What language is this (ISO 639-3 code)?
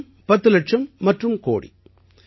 tam